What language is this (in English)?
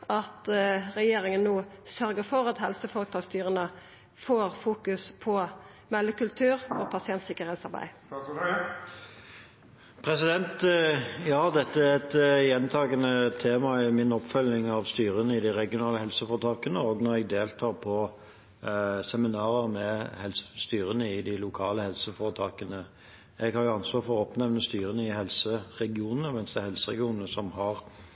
Norwegian